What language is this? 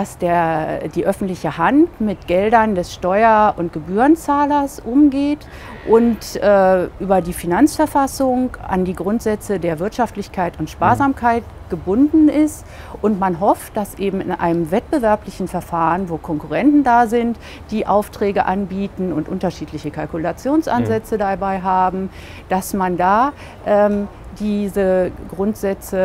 German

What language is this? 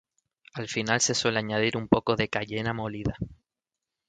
Spanish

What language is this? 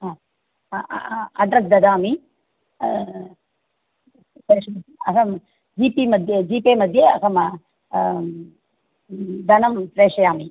Sanskrit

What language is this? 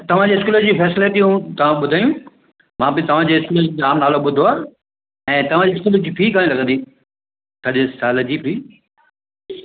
Sindhi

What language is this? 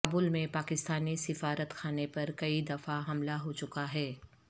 Urdu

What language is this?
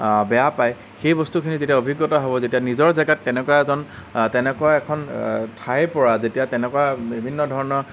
Assamese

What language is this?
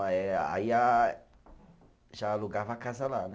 Portuguese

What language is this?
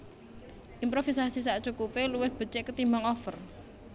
Javanese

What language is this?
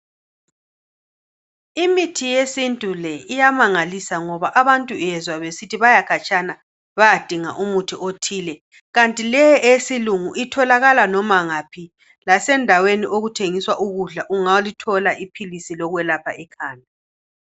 North Ndebele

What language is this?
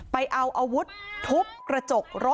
Thai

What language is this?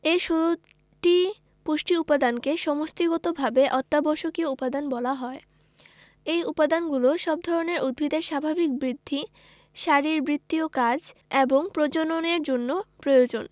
Bangla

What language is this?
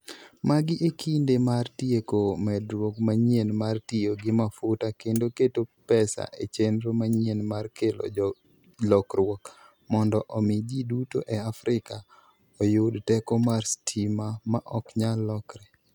Luo (Kenya and Tanzania)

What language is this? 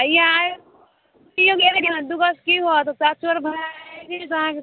Maithili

